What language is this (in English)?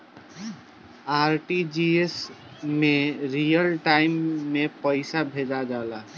Bhojpuri